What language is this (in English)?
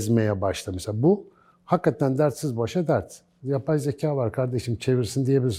Turkish